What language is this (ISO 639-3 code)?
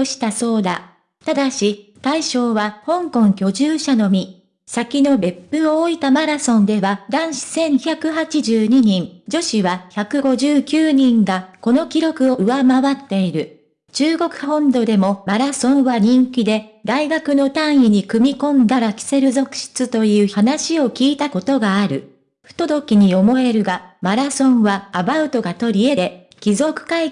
jpn